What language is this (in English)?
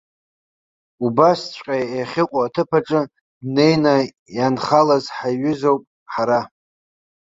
Abkhazian